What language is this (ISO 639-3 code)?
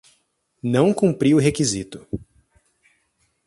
por